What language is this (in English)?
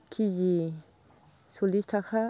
Bodo